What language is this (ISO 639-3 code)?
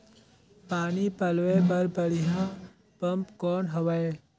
hne